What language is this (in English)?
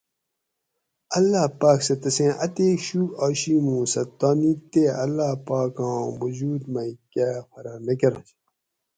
Gawri